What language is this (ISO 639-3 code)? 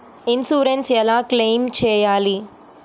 tel